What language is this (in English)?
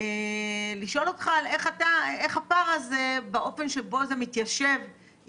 Hebrew